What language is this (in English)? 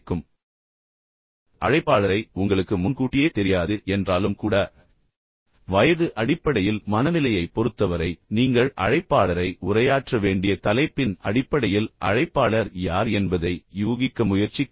Tamil